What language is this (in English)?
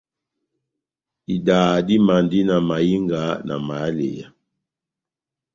Batanga